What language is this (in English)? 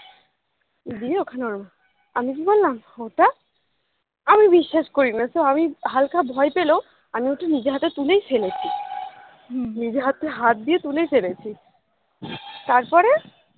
Bangla